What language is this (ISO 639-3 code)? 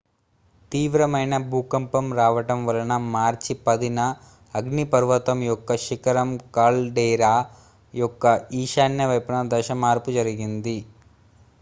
tel